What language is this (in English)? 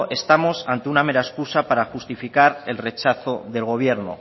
Spanish